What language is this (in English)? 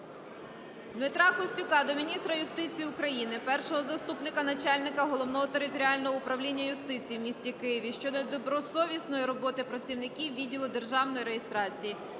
Ukrainian